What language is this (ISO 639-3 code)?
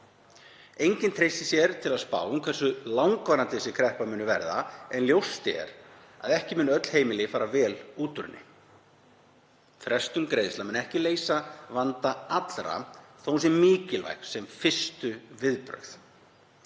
isl